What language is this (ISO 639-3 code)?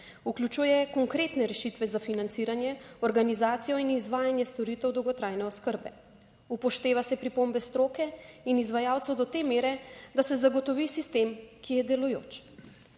slv